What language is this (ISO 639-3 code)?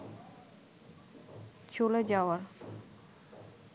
ben